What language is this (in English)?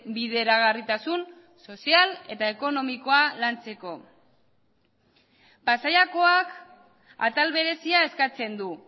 Basque